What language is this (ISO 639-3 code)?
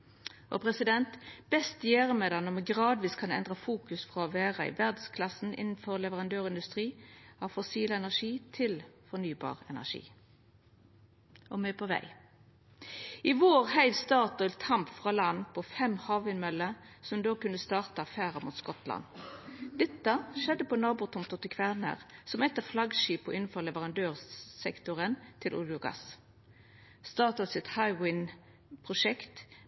nno